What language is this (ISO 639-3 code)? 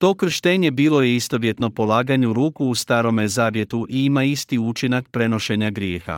hrv